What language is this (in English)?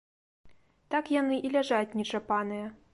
Belarusian